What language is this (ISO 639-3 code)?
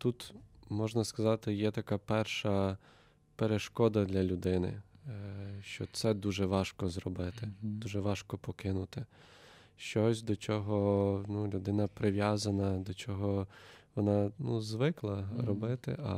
ukr